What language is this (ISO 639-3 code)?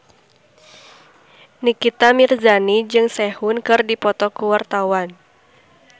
sun